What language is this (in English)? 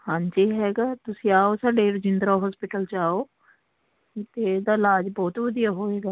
Punjabi